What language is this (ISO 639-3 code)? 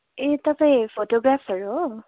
nep